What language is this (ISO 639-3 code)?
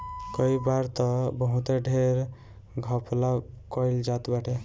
bho